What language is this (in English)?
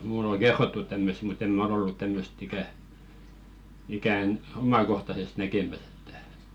Finnish